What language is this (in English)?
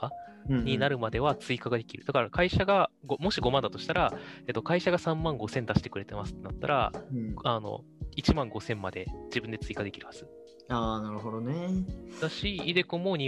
Japanese